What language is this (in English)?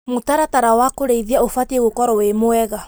Kikuyu